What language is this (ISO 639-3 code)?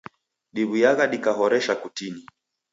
dav